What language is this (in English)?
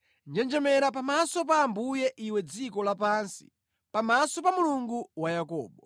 Nyanja